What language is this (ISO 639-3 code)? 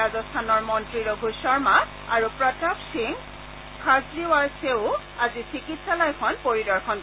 asm